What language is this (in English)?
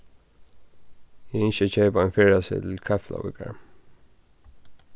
Faroese